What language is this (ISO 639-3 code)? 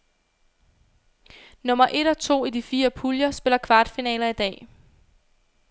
dan